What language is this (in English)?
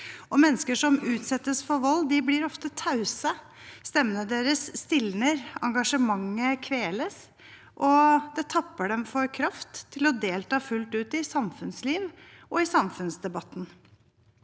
Norwegian